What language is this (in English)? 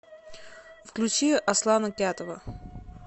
Russian